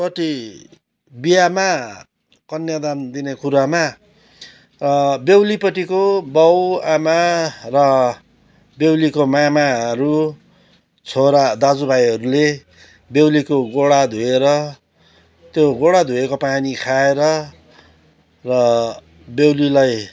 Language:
Nepali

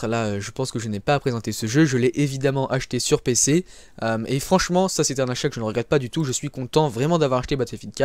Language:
French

